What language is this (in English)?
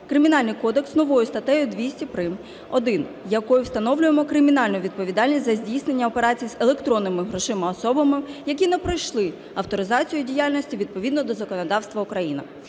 Ukrainian